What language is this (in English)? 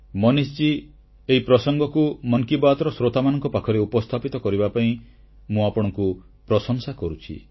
Odia